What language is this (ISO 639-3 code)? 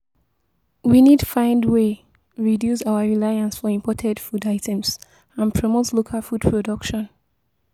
pcm